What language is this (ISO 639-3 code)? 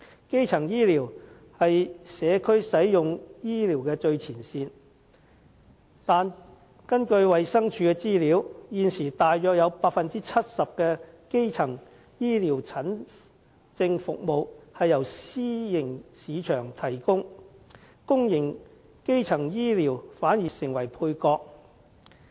yue